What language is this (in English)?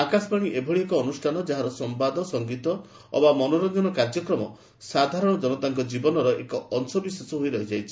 Odia